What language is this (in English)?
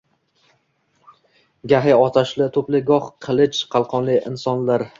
Uzbek